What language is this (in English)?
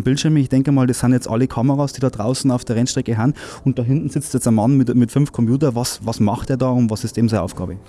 German